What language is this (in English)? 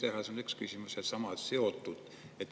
Estonian